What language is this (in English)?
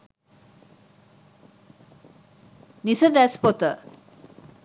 Sinhala